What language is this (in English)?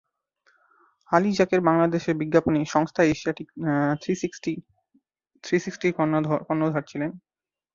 Bangla